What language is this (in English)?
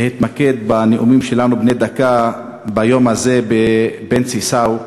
Hebrew